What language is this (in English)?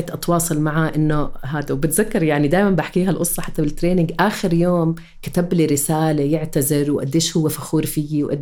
Arabic